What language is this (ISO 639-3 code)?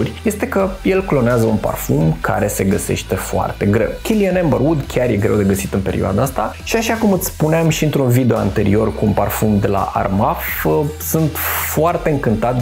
ron